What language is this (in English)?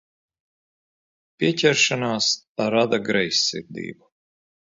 Latvian